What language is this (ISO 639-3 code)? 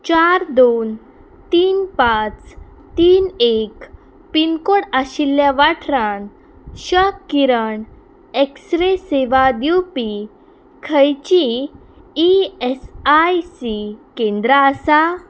kok